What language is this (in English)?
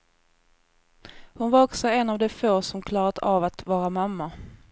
Swedish